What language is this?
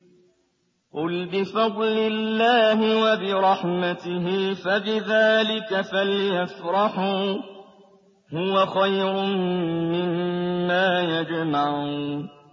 Arabic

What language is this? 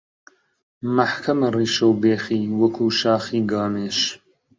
Central Kurdish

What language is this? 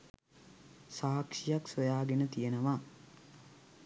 Sinhala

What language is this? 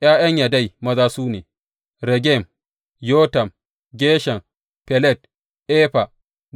Hausa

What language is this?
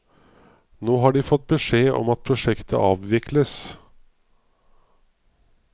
Norwegian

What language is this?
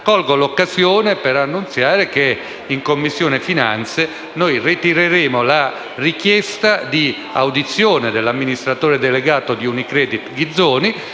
Italian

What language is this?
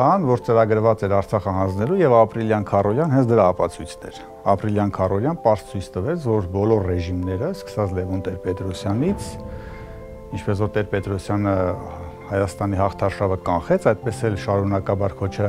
Romanian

